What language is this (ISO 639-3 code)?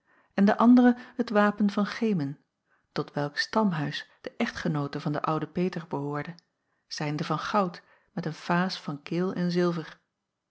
nld